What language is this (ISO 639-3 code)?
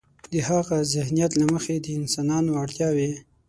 pus